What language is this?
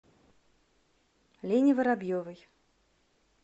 Russian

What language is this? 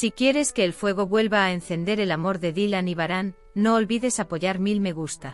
Spanish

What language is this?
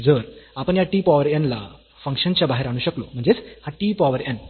Marathi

